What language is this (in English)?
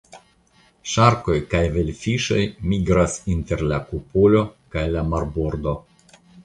Esperanto